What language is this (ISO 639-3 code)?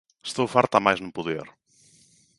glg